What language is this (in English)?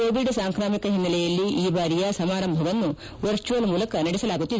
Kannada